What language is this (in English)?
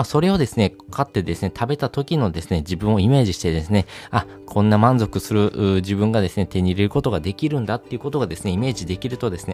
Japanese